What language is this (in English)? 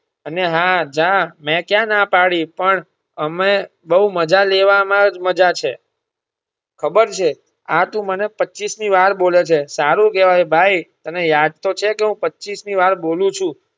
Gujarati